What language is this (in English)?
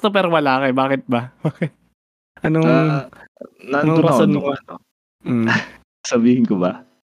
Filipino